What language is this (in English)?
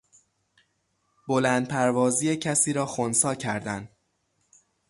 Persian